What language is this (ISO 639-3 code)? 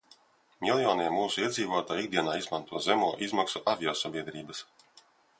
lav